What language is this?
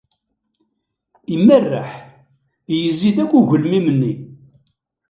Kabyle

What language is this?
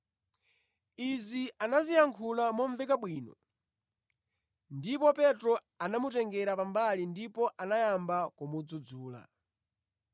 Nyanja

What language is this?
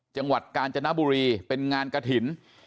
Thai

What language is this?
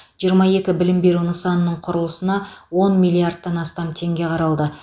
Kazakh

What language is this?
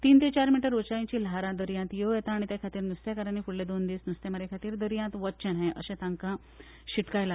Konkani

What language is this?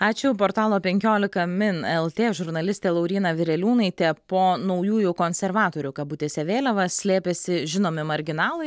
Lithuanian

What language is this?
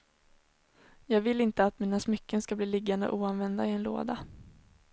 Swedish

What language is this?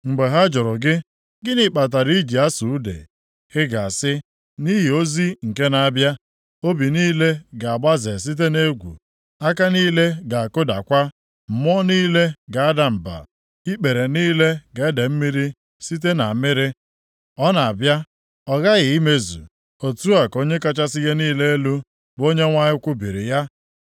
Igbo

